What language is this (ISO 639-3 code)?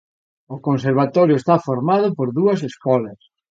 glg